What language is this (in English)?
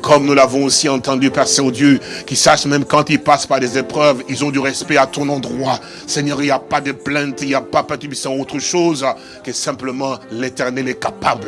French